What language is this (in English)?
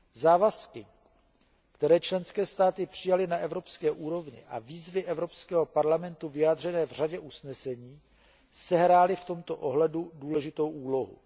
Czech